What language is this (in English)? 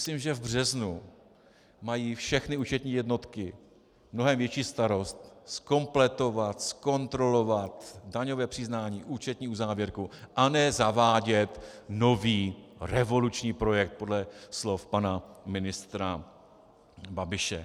Czech